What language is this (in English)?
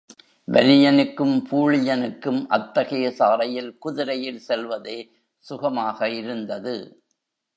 Tamil